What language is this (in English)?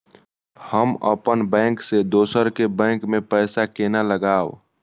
Maithili